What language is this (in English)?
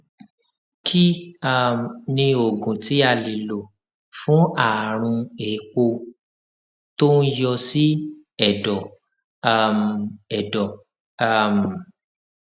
Yoruba